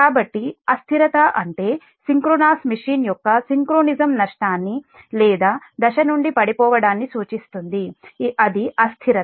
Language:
Telugu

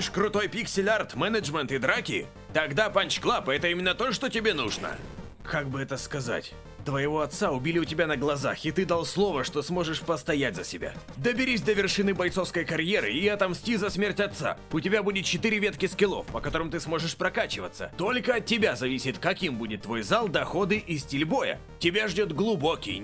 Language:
Russian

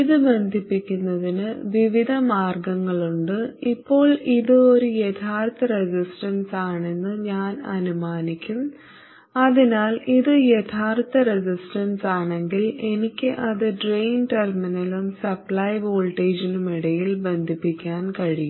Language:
Malayalam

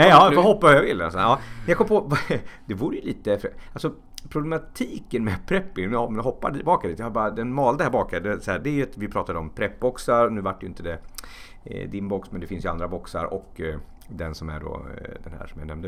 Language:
Swedish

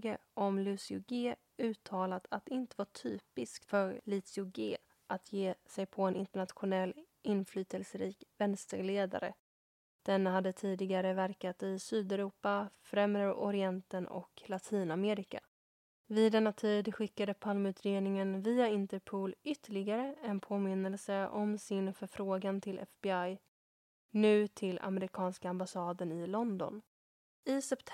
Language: Swedish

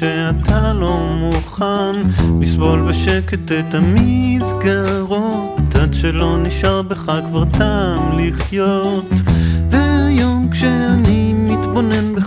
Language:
Hebrew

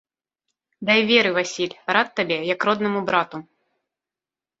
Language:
Belarusian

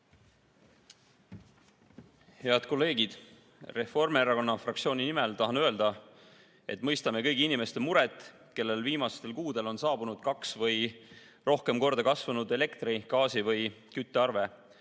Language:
Estonian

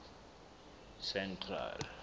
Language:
Southern Sotho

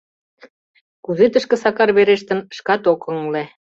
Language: Mari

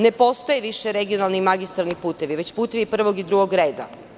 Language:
Serbian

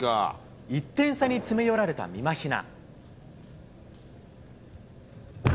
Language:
Japanese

